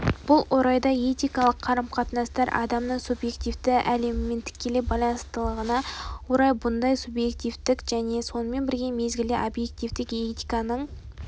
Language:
Kazakh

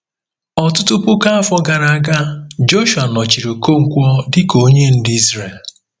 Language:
Igbo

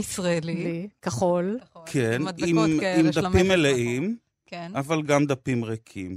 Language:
Hebrew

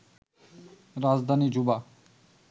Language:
Bangla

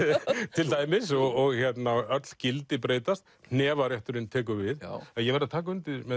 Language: Icelandic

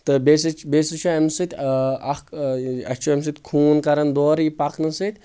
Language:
Kashmiri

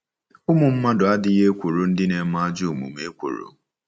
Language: Igbo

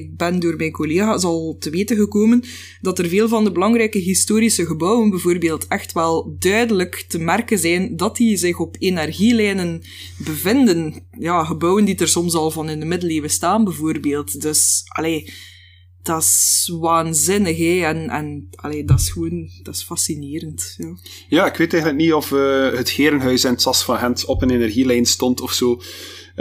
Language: Dutch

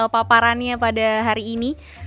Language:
Indonesian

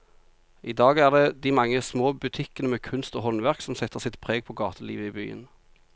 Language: Norwegian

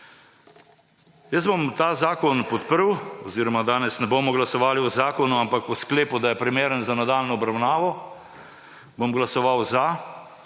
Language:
Slovenian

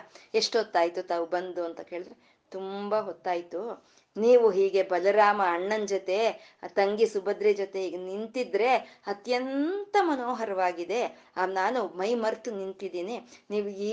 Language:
Kannada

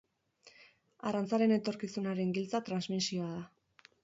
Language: Basque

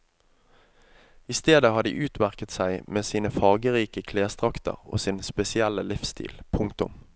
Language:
Norwegian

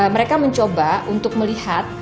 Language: Indonesian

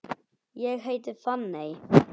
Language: Icelandic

